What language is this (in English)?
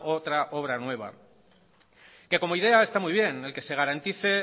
Spanish